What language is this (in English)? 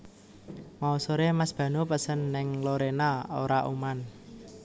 Javanese